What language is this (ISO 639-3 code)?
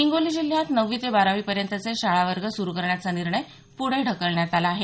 mar